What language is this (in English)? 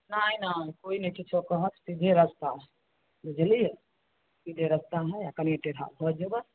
Maithili